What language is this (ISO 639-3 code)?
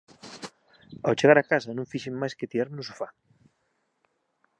glg